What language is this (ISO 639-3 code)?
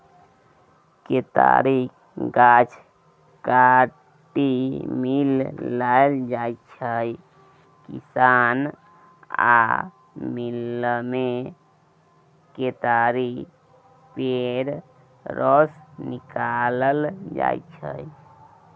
mai